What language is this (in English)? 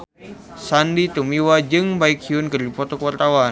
Sundanese